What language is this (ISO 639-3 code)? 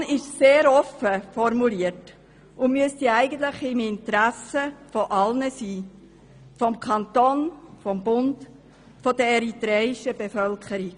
gsw